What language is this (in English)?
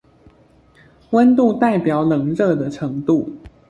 Chinese